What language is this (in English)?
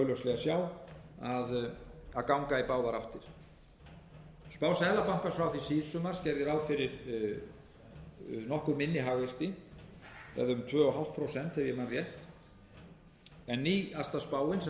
Icelandic